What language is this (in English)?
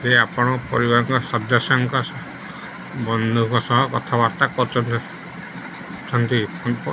Odia